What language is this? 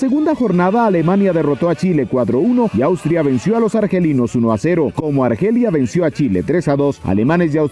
Spanish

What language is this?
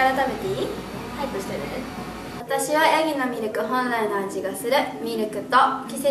Japanese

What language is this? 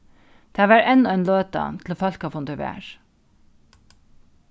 Faroese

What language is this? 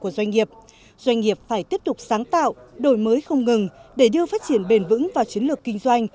Vietnamese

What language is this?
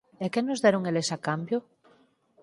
Galician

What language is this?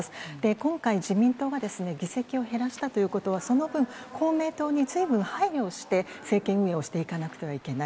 Japanese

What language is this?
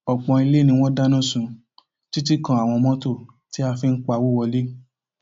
Yoruba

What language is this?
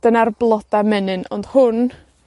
Welsh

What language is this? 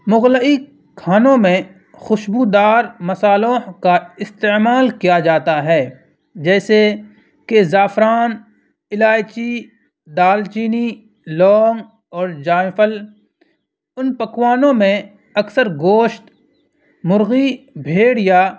Urdu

